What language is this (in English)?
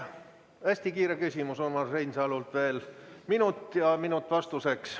Estonian